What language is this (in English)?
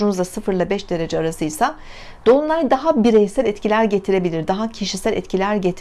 Turkish